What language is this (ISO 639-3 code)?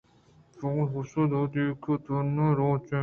bgp